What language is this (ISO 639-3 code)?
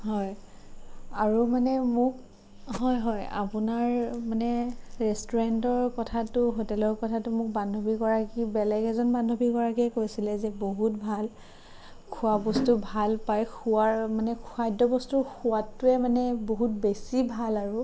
asm